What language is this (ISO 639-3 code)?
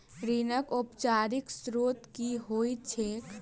mai